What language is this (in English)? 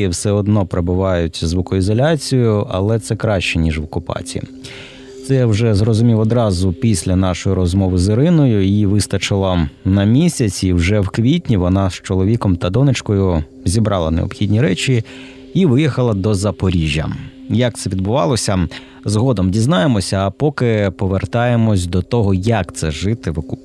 Ukrainian